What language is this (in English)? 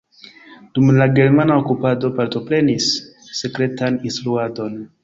Esperanto